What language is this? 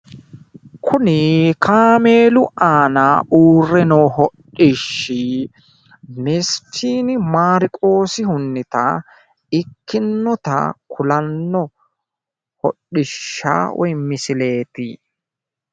Sidamo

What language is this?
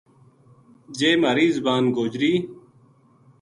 Gujari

